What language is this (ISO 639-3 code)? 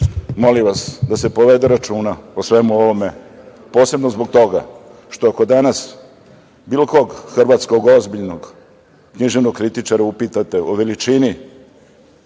srp